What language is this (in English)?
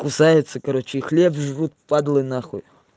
Russian